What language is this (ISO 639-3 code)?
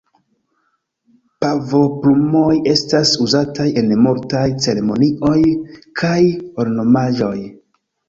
epo